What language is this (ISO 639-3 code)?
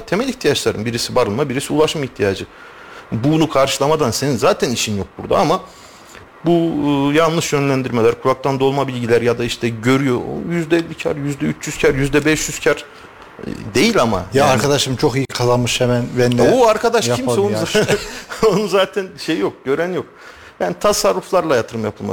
tur